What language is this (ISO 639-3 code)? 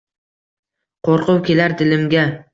uzb